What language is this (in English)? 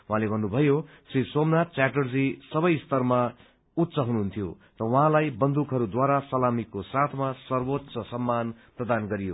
Nepali